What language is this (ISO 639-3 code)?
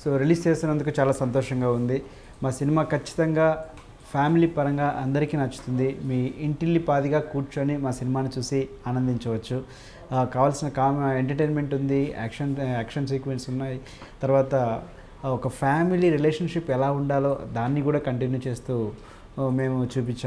nld